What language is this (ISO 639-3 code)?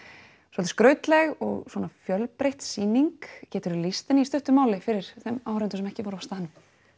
isl